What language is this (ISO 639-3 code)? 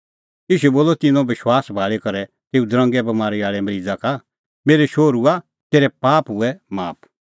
kfx